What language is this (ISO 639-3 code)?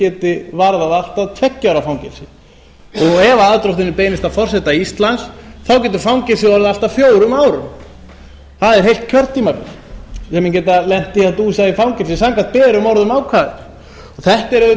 isl